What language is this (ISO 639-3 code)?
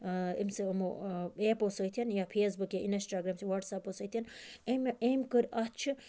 kas